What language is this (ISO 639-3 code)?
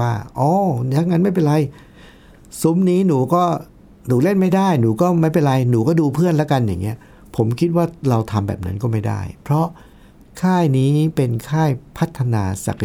tha